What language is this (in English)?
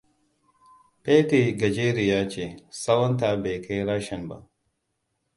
Hausa